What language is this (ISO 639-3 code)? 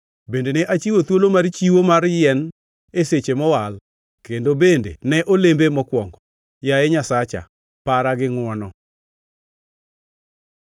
luo